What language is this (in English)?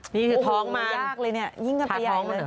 Thai